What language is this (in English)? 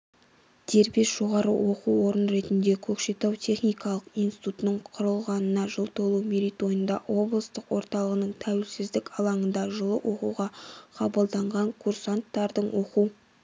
Kazakh